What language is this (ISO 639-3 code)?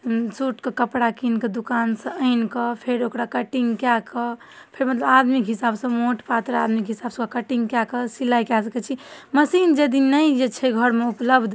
mai